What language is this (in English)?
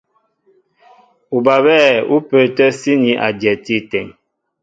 Mbo (Cameroon)